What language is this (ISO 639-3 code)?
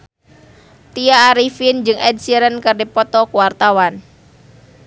sun